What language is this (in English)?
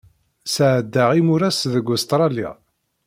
Kabyle